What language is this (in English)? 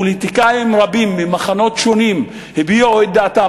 Hebrew